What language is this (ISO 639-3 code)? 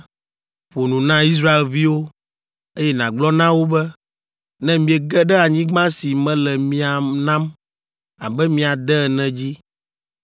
ewe